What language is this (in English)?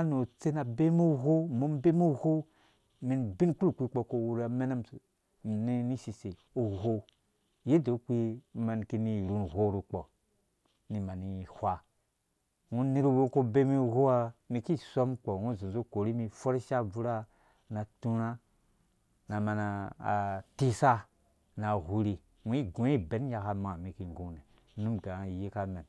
Dũya